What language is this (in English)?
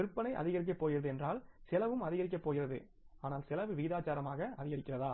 Tamil